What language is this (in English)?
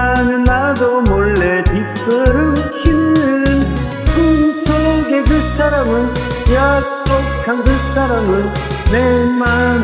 Korean